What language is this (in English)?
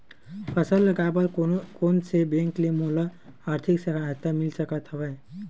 Chhattisgarhi